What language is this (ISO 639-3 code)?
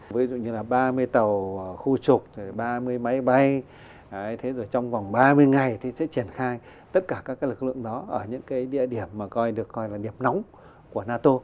vie